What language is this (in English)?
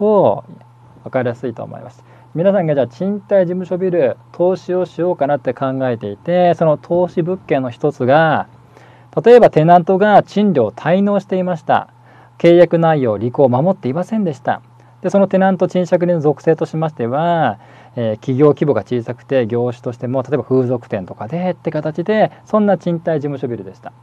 Japanese